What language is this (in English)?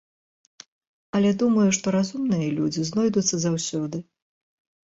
Belarusian